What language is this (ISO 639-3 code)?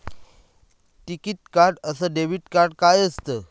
mar